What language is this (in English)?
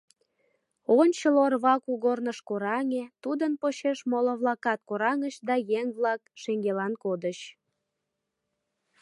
Mari